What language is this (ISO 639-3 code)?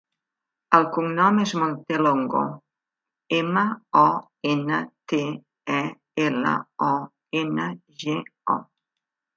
cat